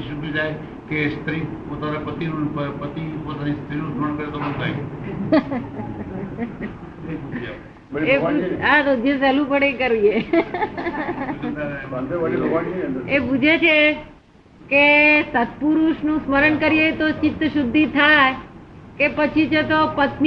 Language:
Gujarati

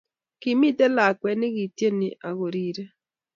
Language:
Kalenjin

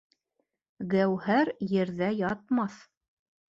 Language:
Bashkir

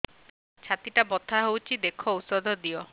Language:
Odia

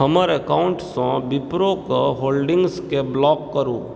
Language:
Maithili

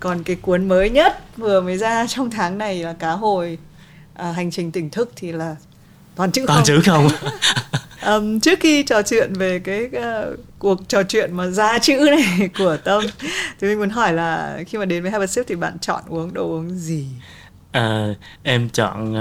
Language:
Vietnamese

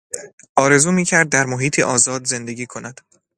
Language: Persian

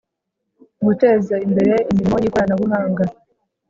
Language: Kinyarwanda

